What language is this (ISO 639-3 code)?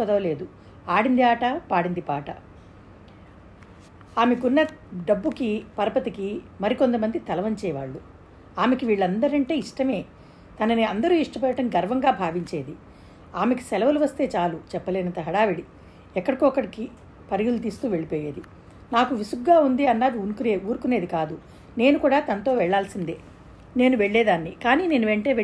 tel